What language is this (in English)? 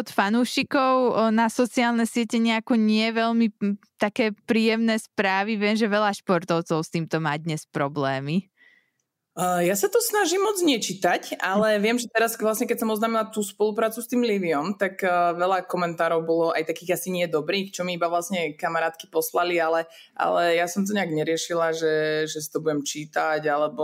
Slovak